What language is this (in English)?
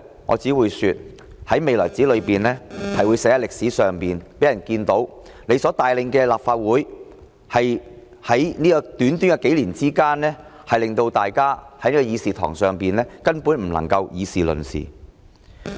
Cantonese